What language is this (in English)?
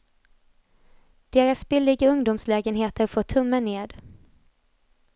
Swedish